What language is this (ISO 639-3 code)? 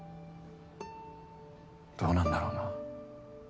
jpn